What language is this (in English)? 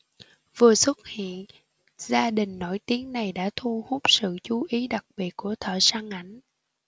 Vietnamese